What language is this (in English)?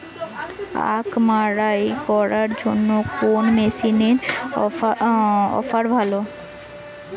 Bangla